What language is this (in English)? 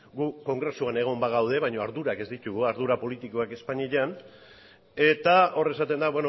Basque